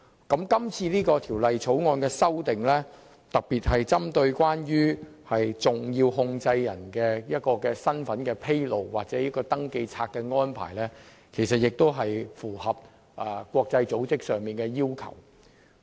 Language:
Cantonese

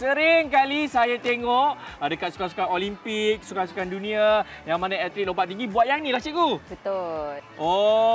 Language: Malay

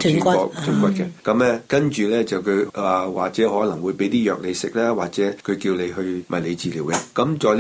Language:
Chinese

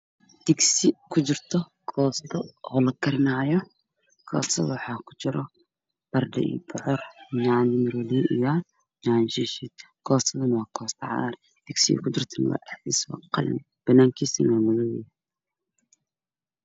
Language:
Somali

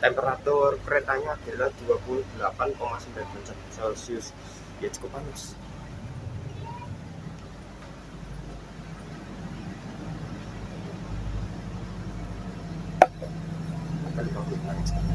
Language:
Indonesian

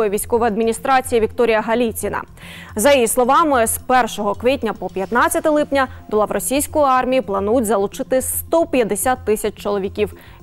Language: Ukrainian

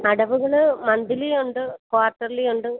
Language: Malayalam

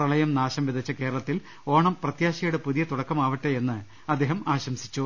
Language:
Malayalam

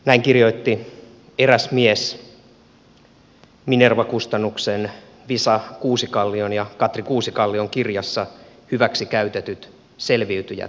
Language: Finnish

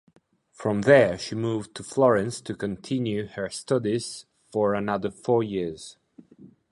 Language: English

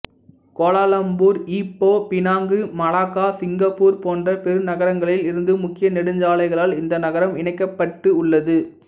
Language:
Tamil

